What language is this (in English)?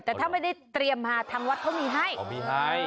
Thai